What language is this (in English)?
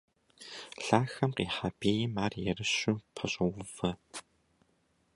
Kabardian